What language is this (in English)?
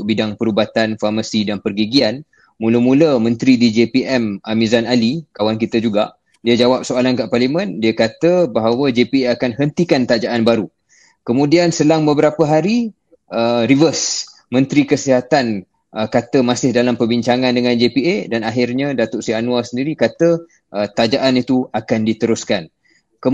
Malay